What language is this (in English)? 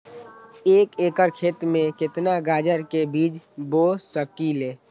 Magahi